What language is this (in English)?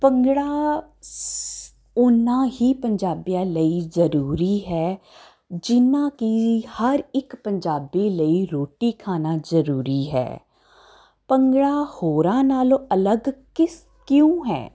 Punjabi